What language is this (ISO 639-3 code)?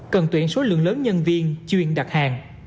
vie